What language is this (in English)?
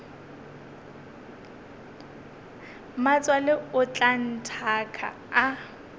Northern Sotho